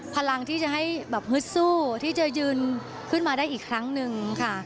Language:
Thai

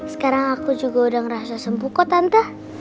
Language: Indonesian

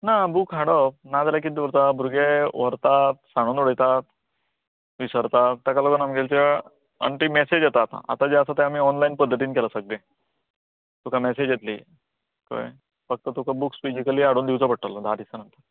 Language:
Konkani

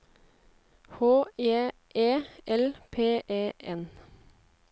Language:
Norwegian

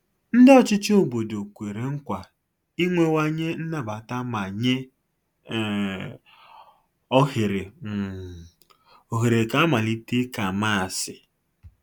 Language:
Igbo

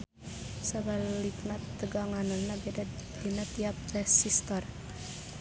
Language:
Sundanese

